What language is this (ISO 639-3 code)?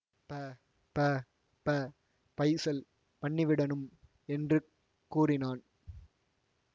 tam